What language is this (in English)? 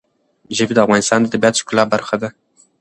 Pashto